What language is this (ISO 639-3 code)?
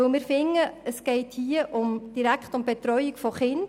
gsw